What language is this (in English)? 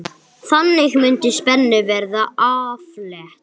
Icelandic